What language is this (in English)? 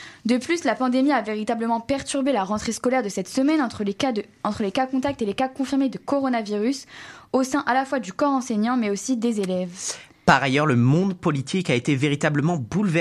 French